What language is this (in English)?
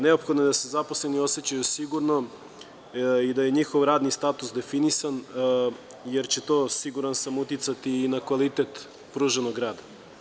Serbian